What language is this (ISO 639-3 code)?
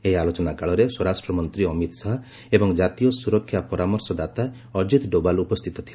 ori